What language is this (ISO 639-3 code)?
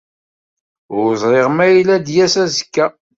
kab